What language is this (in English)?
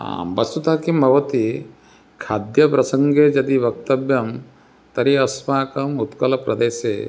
Sanskrit